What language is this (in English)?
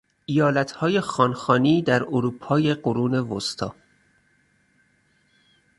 Persian